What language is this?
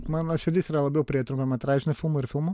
Lithuanian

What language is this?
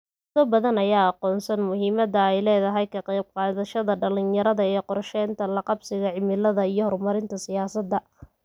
Somali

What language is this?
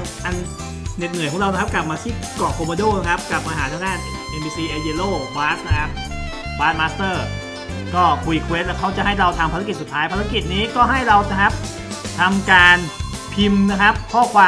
Thai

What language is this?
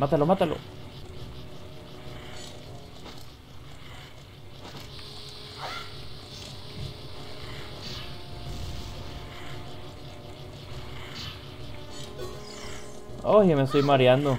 Spanish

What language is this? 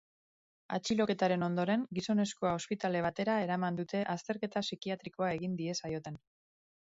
Basque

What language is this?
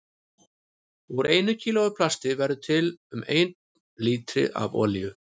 Icelandic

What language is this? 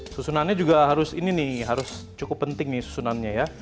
Indonesian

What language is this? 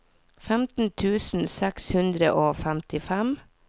Norwegian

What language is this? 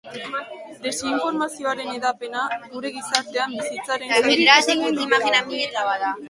Basque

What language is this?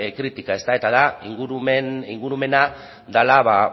Basque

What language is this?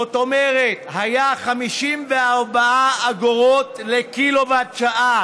Hebrew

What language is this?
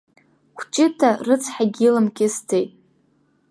Abkhazian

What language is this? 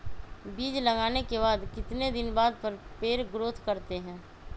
Magahi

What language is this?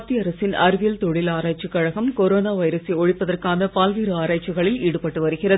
Tamil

